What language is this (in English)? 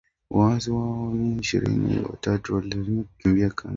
Swahili